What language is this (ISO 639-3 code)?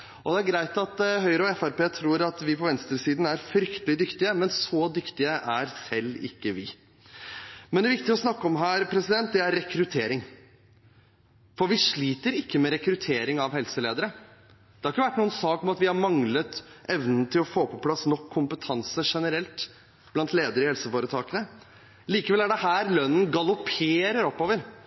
nob